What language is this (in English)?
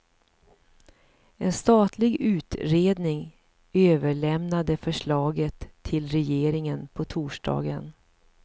Swedish